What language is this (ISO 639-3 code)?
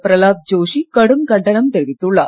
tam